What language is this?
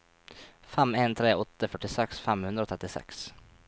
Norwegian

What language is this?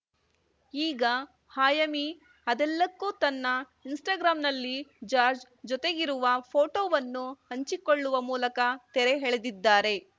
Kannada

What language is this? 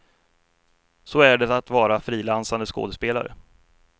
Swedish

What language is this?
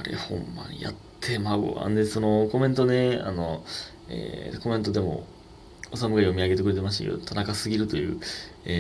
Japanese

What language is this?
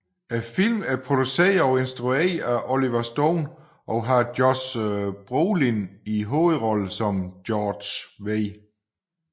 Danish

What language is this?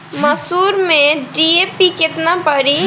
Bhojpuri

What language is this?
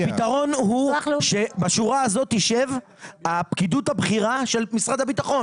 Hebrew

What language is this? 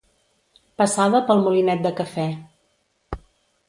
Catalan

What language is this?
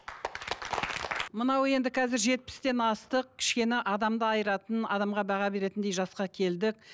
Kazakh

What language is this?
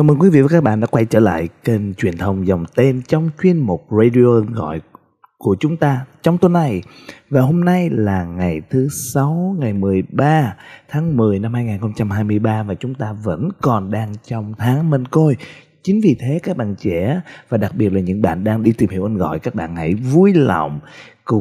Vietnamese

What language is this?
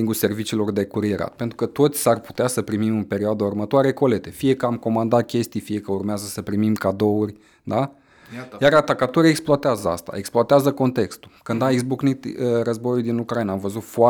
Romanian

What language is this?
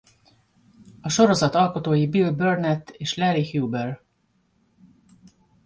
Hungarian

